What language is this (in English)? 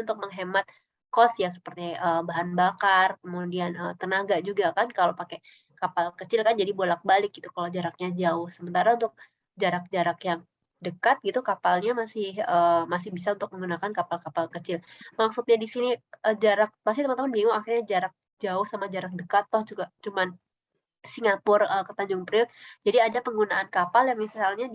Indonesian